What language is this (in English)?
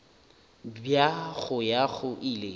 Northern Sotho